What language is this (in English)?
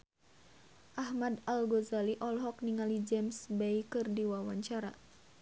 Sundanese